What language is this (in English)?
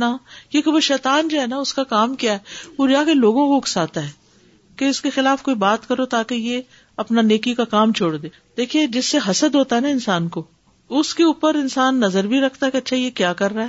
Urdu